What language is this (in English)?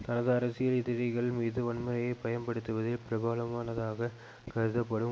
Tamil